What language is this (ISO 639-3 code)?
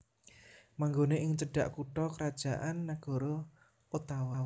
jav